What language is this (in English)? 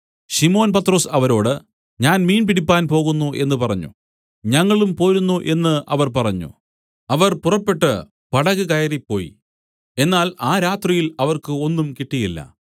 Malayalam